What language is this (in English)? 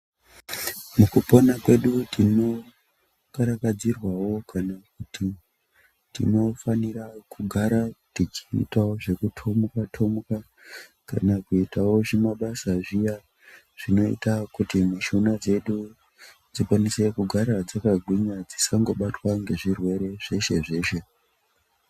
Ndau